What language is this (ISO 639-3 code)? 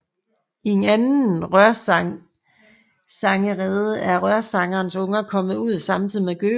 dan